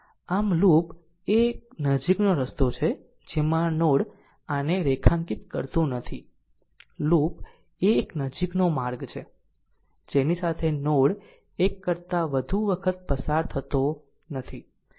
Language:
Gujarati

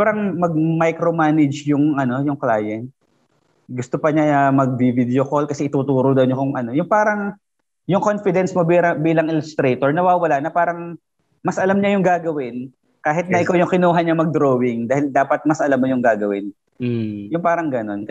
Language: Filipino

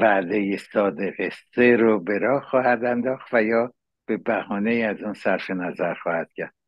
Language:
Persian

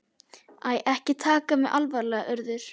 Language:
Icelandic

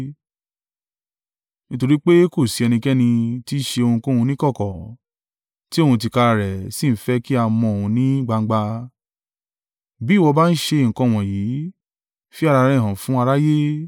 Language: Yoruba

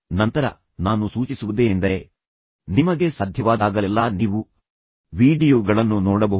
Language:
Kannada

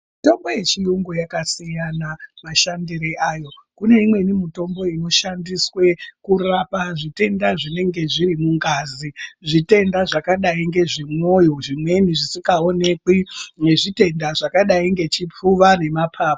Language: Ndau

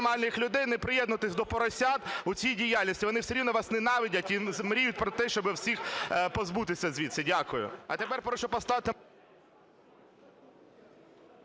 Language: Ukrainian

